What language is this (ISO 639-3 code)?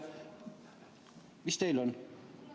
est